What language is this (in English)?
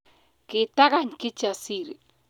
Kalenjin